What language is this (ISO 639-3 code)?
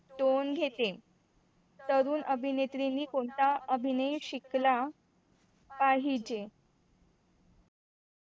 mar